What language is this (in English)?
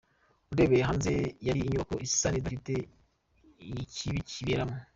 Kinyarwanda